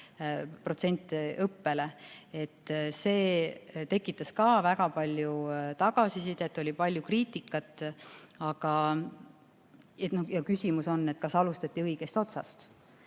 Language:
Estonian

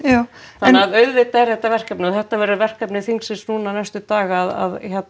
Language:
Icelandic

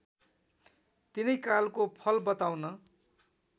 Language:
Nepali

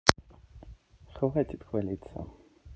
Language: Russian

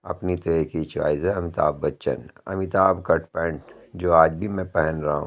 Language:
Urdu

